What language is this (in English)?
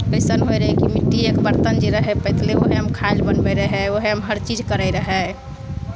Maithili